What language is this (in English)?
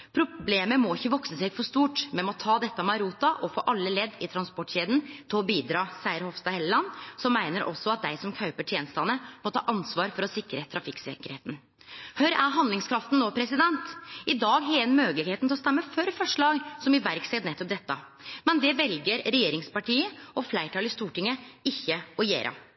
Norwegian Nynorsk